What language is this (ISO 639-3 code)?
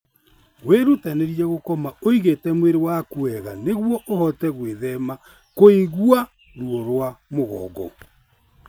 kik